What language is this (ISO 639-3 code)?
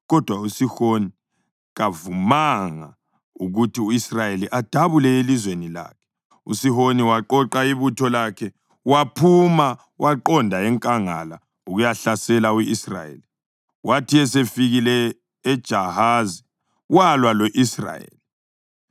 nde